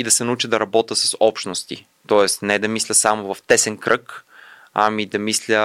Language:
Bulgarian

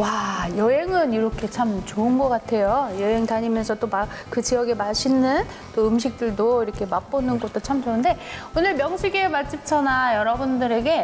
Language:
Korean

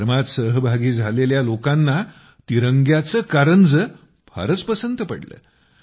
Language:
Marathi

